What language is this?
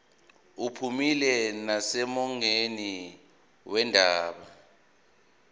Zulu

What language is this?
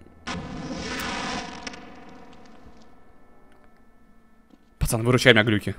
Russian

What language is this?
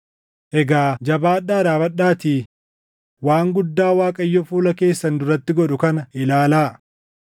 Oromo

